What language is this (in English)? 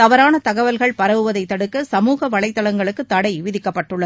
Tamil